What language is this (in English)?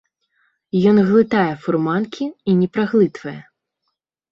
Belarusian